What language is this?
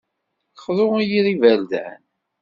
Kabyle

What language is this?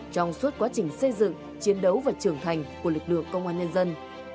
Vietnamese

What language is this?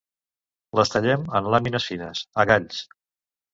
Catalan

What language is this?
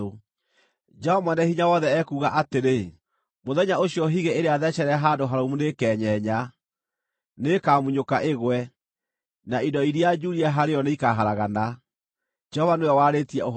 Kikuyu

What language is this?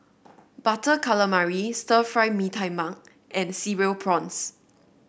English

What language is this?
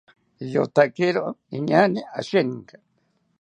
South Ucayali Ashéninka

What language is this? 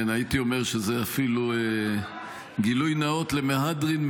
Hebrew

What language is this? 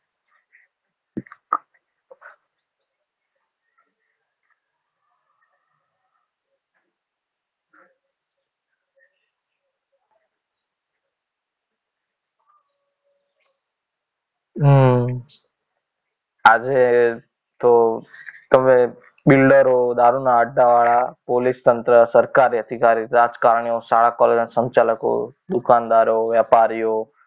Gujarati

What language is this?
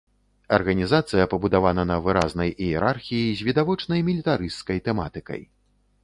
Belarusian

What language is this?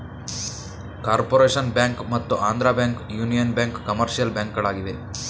Kannada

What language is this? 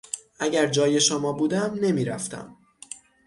Persian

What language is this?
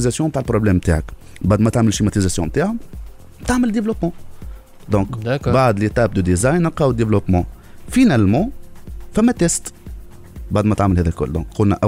Arabic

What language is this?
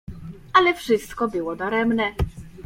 Polish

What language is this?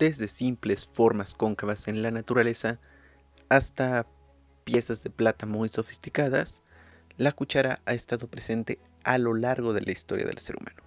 Spanish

